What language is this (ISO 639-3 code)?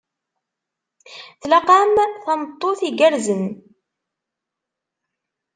kab